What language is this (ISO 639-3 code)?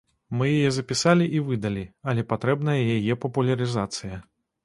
bel